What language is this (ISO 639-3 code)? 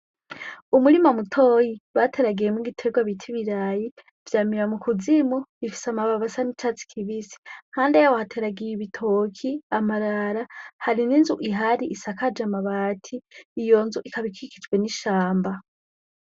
run